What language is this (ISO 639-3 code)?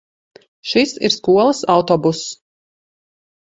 lav